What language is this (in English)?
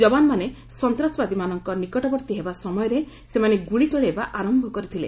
Odia